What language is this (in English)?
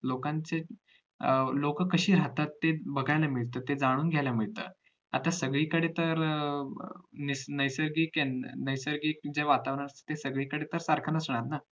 Marathi